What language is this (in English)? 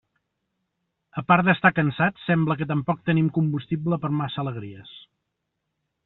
Catalan